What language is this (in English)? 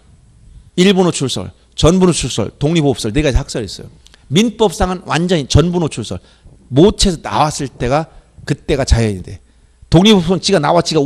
Korean